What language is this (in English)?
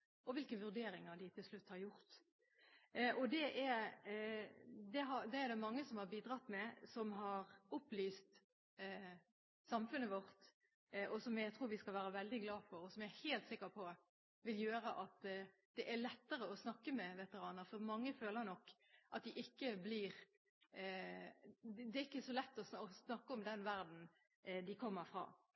Norwegian Bokmål